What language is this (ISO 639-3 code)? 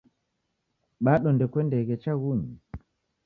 dav